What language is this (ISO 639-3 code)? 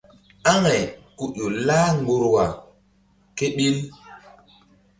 mdd